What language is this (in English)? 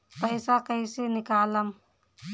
Bhojpuri